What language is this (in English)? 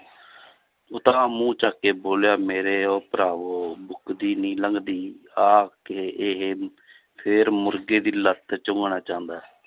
Punjabi